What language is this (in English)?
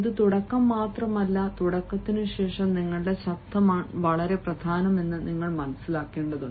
Malayalam